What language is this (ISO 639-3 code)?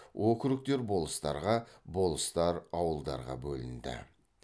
kaz